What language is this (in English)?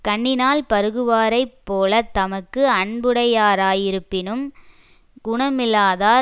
Tamil